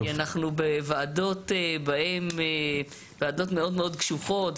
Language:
Hebrew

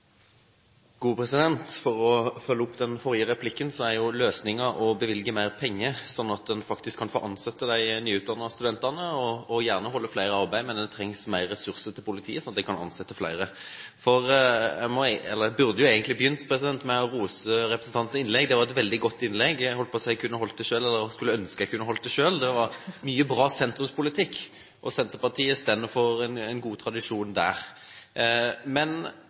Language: Norwegian Bokmål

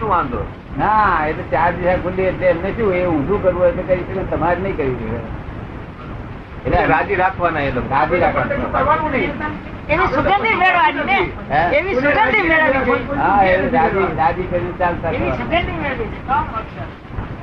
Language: Gujarati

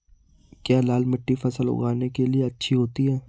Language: Hindi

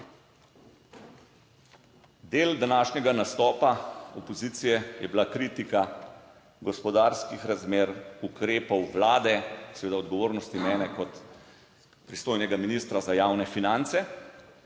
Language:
Slovenian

